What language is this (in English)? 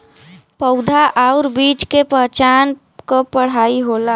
Bhojpuri